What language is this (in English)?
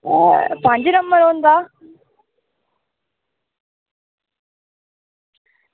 Dogri